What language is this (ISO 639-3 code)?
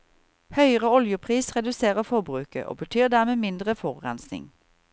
nor